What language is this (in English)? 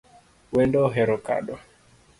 Luo (Kenya and Tanzania)